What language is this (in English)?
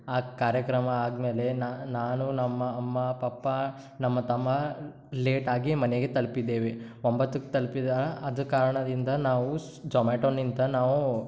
Kannada